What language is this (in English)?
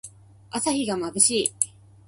Japanese